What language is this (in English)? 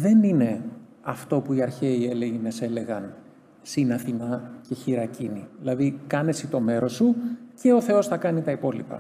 Greek